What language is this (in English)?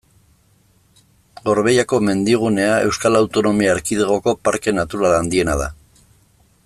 Basque